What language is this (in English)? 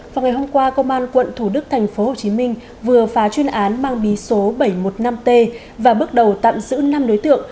Vietnamese